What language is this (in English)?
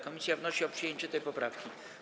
Polish